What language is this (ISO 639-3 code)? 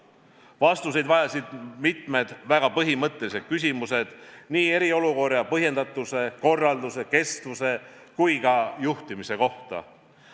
est